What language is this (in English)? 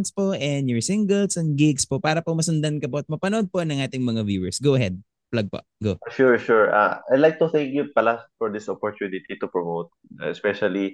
Filipino